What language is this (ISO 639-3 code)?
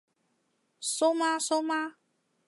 yue